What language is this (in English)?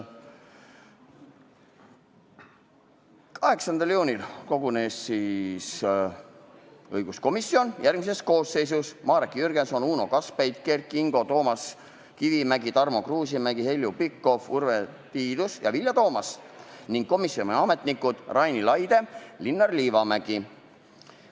Estonian